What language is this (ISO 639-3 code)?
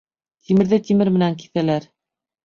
bak